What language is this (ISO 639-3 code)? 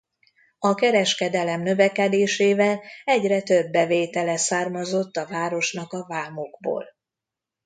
hun